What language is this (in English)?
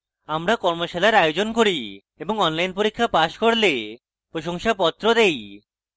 Bangla